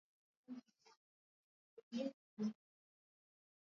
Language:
Swahili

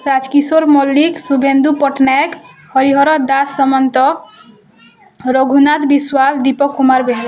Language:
Odia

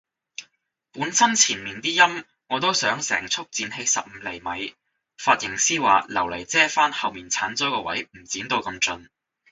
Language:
Cantonese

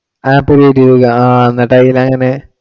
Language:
Malayalam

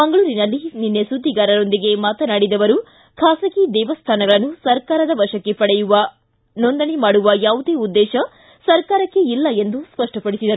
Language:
Kannada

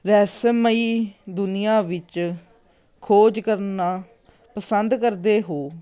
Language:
Punjabi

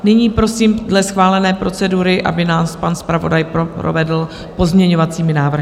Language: Czech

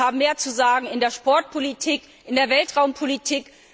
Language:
German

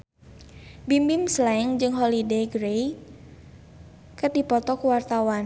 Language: Sundanese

